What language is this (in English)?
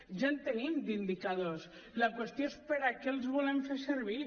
Catalan